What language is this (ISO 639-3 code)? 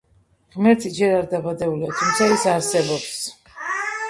kat